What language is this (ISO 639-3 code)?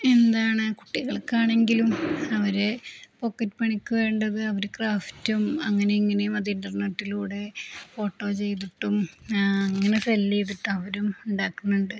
mal